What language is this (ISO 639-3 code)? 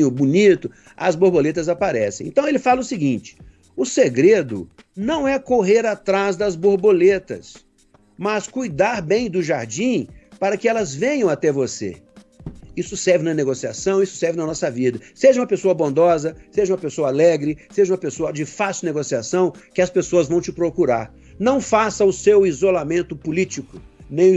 por